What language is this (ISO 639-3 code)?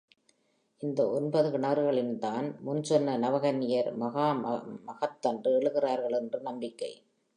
tam